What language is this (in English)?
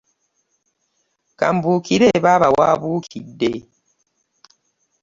Ganda